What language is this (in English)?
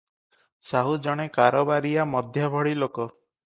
Odia